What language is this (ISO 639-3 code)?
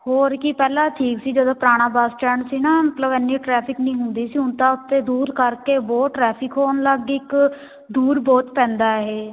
pan